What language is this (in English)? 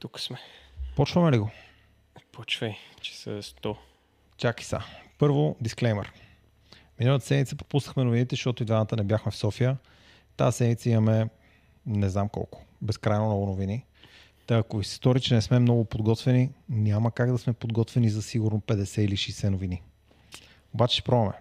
Bulgarian